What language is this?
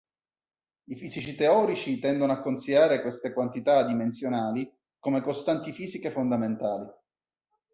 Italian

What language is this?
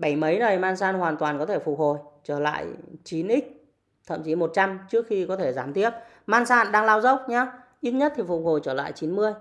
Vietnamese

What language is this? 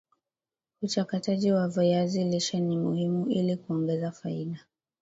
Swahili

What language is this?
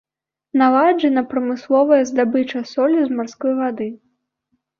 Belarusian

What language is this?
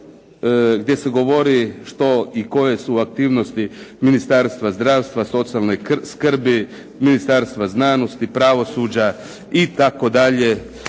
Croatian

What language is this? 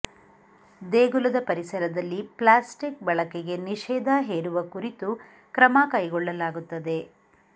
Kannada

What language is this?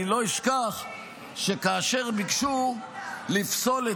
Hebrew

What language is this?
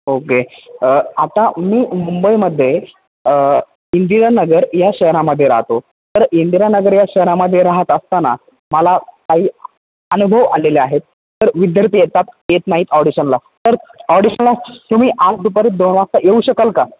Marathi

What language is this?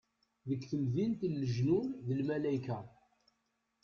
Kabyle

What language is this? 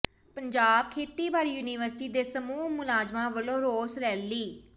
Punjabi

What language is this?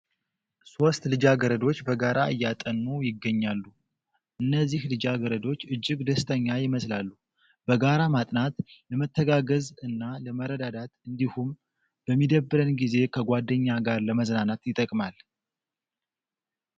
Amharic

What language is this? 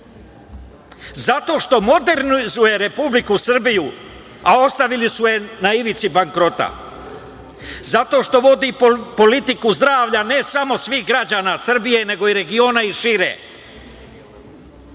Serbian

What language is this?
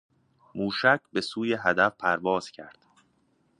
Persian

